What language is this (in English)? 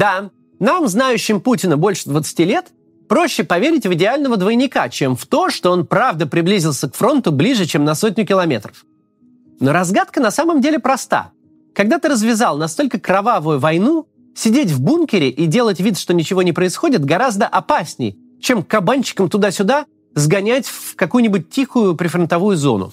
Russian